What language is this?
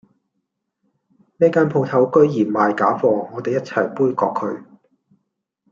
Cantonese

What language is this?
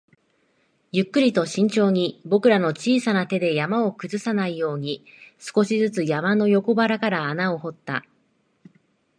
Japanese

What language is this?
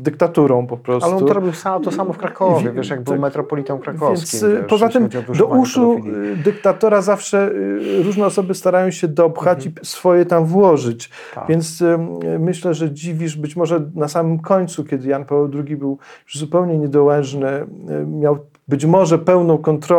Polish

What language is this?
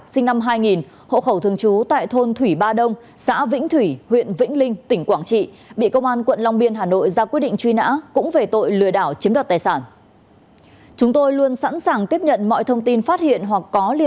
Vietnamese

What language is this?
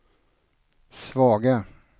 Swedish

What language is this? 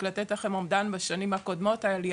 Hebrew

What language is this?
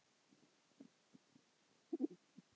Icelandic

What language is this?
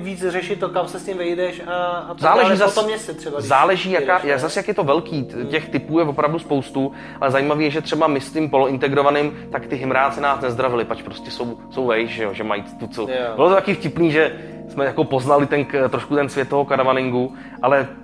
Czech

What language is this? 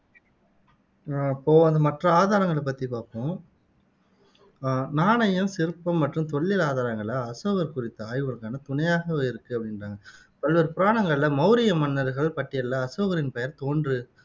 Tamil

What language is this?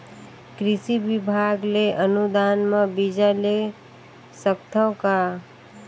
Chhattisgarhi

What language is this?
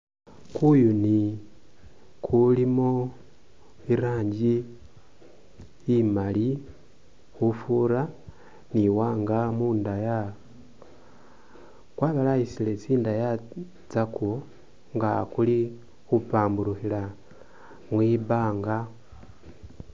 Masaaba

